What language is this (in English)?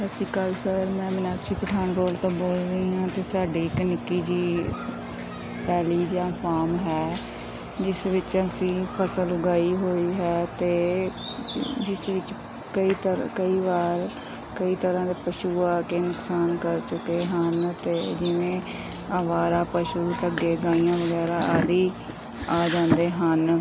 Punjabi